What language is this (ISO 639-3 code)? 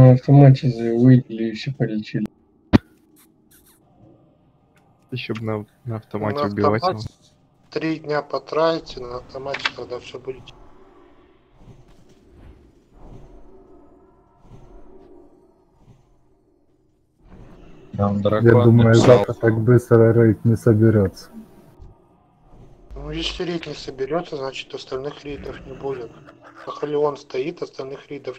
rus